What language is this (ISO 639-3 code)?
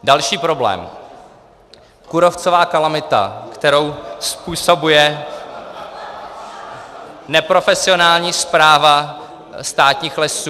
ces